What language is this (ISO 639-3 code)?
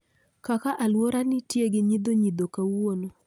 luo